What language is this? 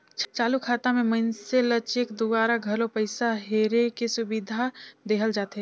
Chhattisgarhi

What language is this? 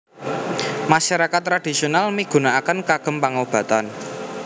Javanese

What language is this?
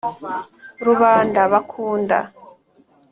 Kinyarwanda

